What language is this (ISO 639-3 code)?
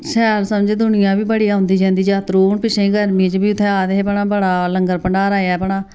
doi